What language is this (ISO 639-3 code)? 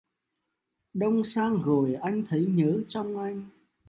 vie